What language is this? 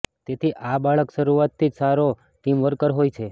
Gujarati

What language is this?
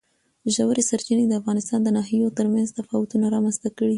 Pashto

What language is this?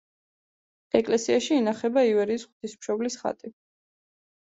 Georgian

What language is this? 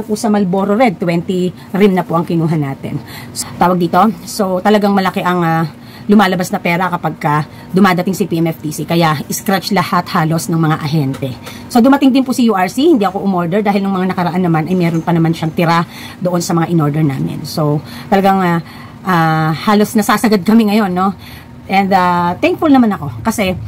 Filipino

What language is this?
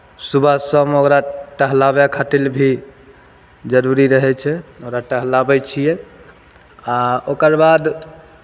Maithili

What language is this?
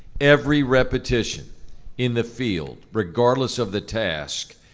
English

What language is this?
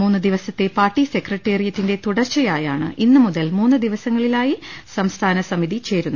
Malayalam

